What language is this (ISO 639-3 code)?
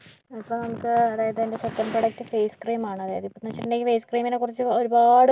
mal